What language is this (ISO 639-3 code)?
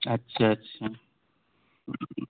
urd